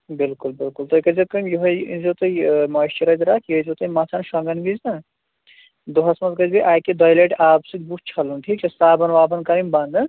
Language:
Kashmiri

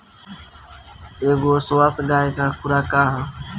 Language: Bhojpuri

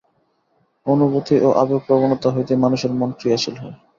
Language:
Bangla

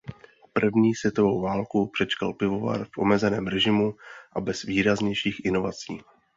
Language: Czech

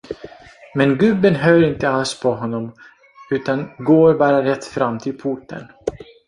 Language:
Swedish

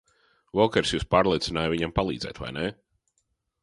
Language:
Latvian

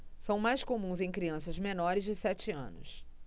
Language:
Portuguese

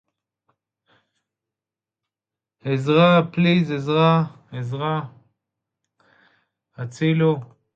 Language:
Hebrew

